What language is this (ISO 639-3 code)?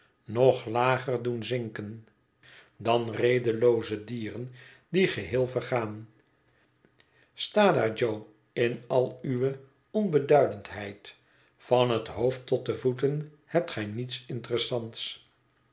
nld